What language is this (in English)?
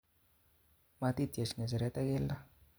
Kalenjin